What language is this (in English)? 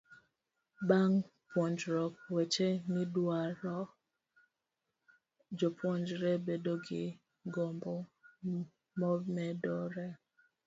Luo (Kenya and Tanzania)